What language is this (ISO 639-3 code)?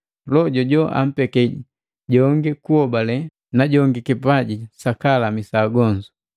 mgv